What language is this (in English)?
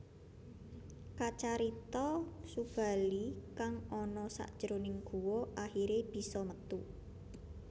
Javanese